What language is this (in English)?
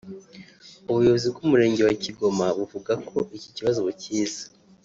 Kinyarwanda